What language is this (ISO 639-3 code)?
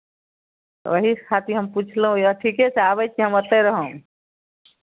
mai